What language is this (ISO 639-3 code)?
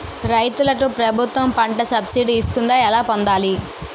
tel